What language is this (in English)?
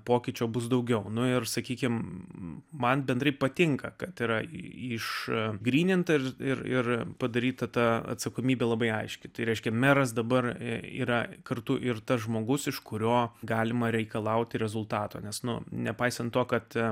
Lithuanian